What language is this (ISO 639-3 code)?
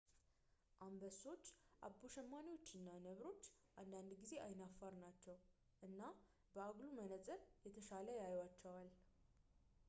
amh